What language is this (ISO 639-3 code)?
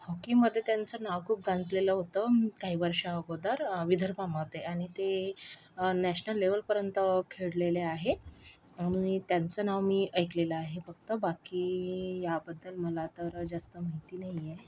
mar